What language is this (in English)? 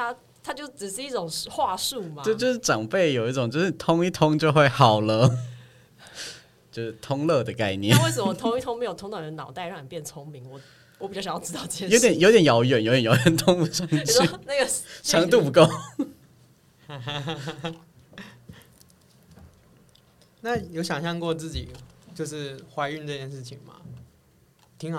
Chinese